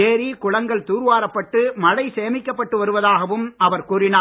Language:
Tamil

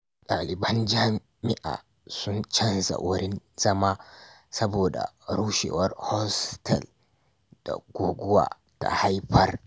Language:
Hausa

